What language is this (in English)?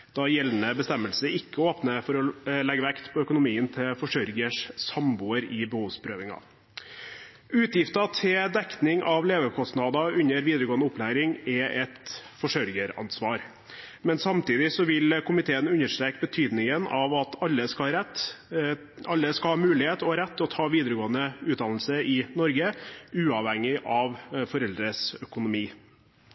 Norwegian Bokmål